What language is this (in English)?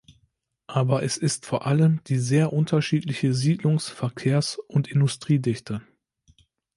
German